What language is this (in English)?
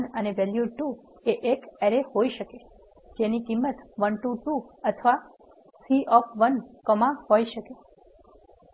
Gujarati